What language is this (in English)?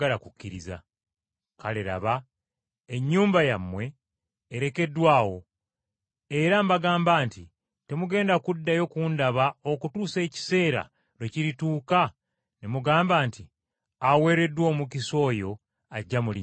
Ganda